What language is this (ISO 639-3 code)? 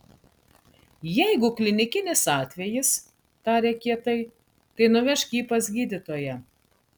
lit